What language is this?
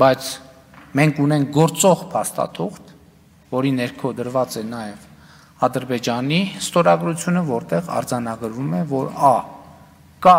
Romanian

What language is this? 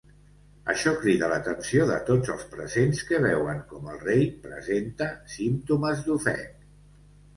Catalan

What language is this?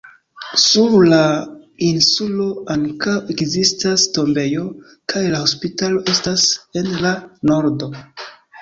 Esperanto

